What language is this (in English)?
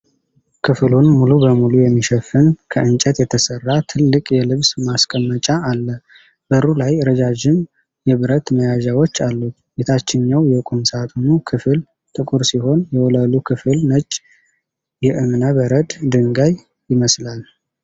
Amharic